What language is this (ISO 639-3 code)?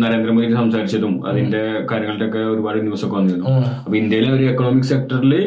mal